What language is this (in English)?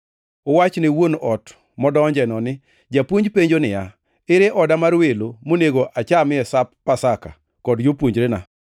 Luo (Kenya and Tanzania)